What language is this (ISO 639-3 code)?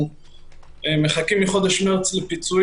heb